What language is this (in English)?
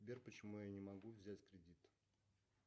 Russian